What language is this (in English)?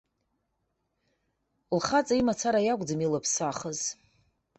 Abkhazian